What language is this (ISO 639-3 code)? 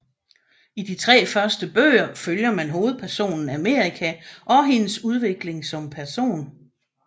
dan